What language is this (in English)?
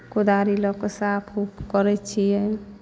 Maithili